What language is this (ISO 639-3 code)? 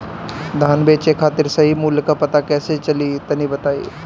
bho